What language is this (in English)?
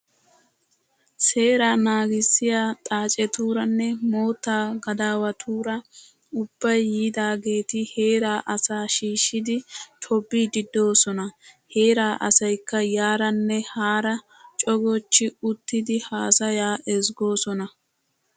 Wolaytta